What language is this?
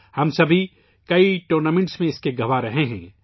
Urdu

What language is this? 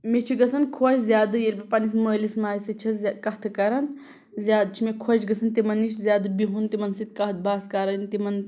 Kashmiri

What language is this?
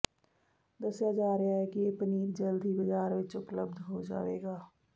Punjabi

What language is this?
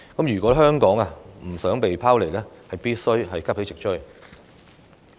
Cantonese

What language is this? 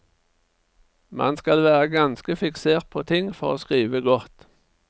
Norwegian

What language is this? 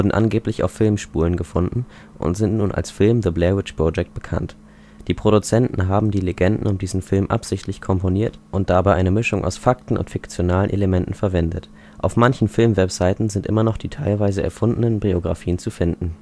German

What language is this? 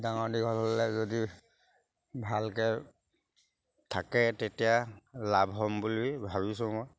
Assamese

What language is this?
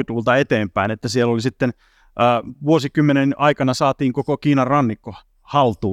Finnish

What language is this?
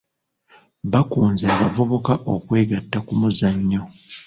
Ganda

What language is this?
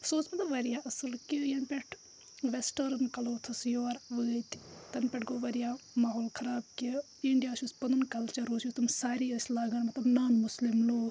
Kashmiri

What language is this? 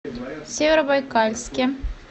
Russian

